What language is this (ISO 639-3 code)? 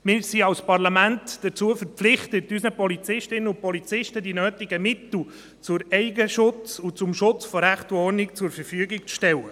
gsw